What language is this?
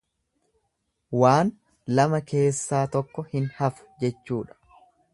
Oromo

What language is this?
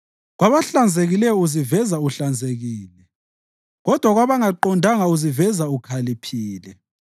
North Ndebele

